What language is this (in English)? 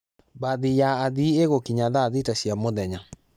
Kikuyu